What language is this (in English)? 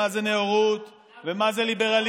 Hebrew